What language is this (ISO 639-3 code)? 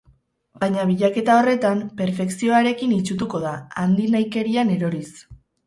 eus